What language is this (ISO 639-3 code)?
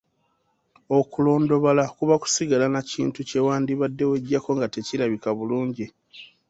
lug